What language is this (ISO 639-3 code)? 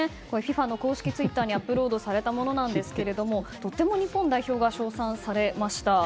jpn